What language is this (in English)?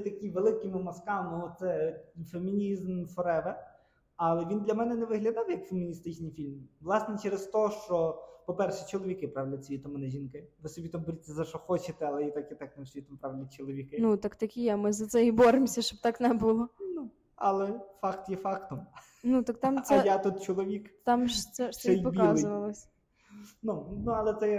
Ukrainian